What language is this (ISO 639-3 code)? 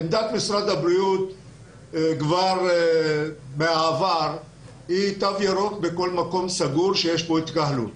heb